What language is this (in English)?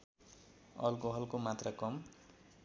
Nepali